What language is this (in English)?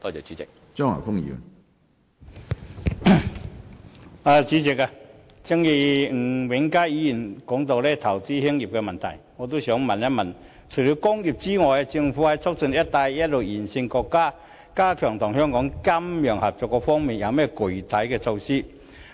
Cantonese